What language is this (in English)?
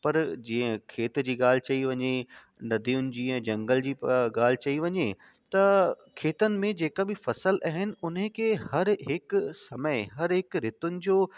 Sindhi